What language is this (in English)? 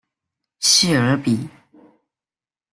Chinese